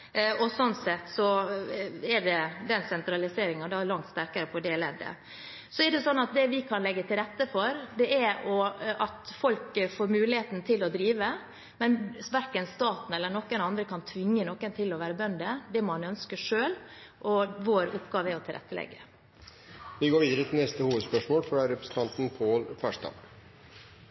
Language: Norwegian Bokmål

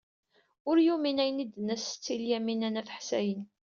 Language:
Kabyle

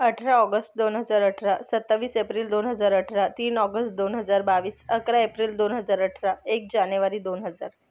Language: Marathi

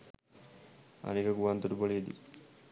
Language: Sinhala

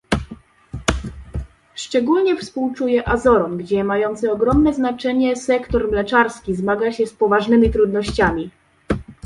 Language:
Polish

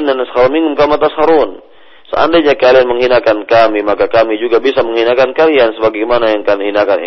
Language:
Malay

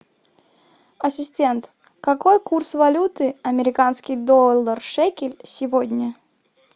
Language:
Russian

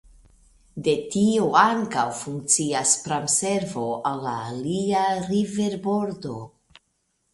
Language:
Esperanto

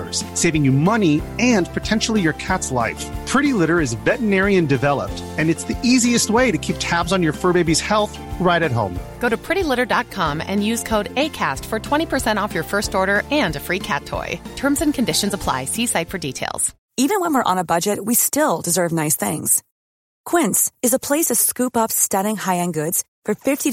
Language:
Persian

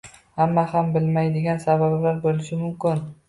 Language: Uzbek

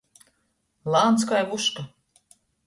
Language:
Latgalian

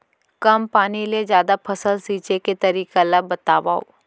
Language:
Chhattisgarhi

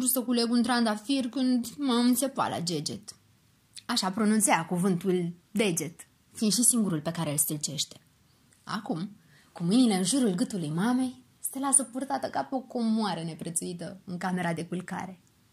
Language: Romanian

